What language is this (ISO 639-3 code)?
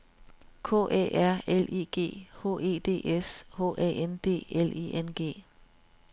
dan